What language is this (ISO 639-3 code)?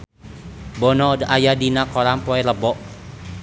sun